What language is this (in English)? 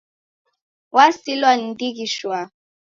Taita